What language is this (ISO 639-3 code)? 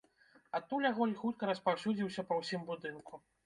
bel